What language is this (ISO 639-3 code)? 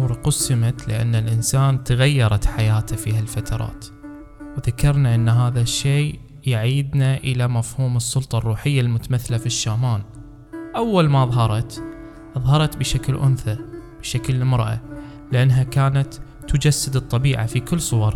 ara